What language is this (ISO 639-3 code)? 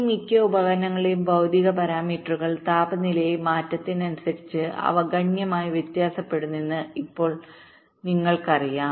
mal